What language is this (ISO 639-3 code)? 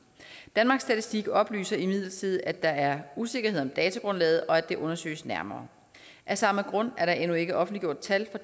dan